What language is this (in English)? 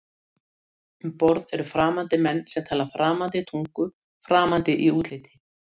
Icelandic